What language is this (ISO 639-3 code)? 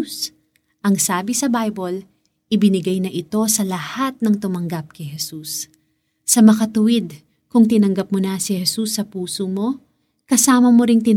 fil